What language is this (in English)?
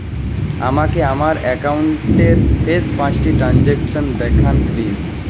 Bangla